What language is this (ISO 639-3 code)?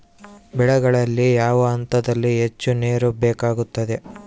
kan